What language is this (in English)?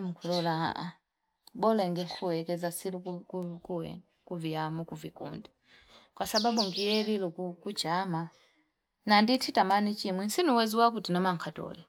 Fipa